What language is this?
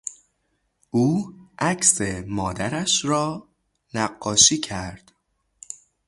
Persian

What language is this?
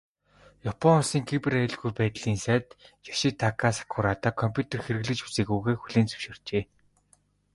Mongolian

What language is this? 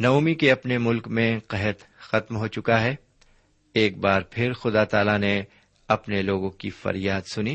Urdu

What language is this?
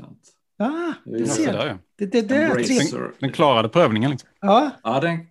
Swedish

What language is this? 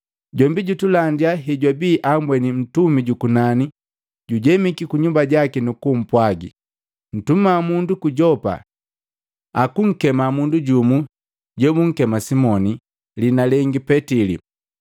Matengo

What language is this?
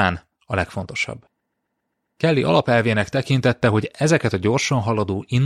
Hungarian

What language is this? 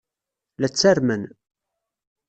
Kabyle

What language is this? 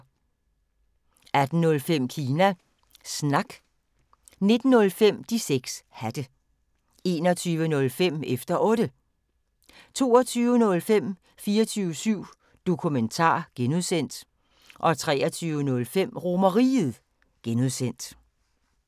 Danish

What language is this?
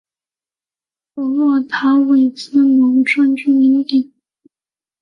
Chinese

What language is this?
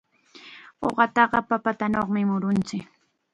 Chiquián Ancash Quechua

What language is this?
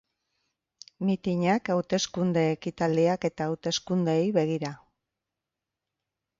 Basque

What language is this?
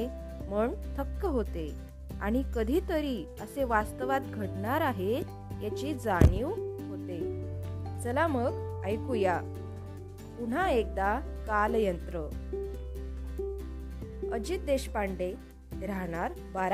Marathi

